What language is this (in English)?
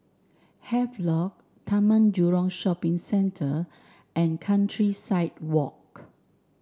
English